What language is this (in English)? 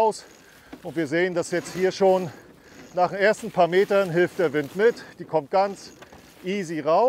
German